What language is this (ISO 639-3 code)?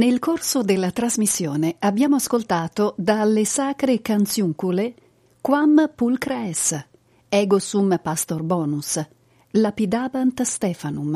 ita